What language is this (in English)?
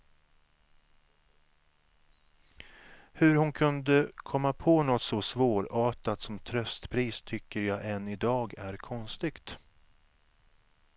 Swedish